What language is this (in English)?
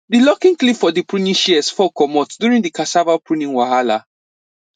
Nigerian Pidgin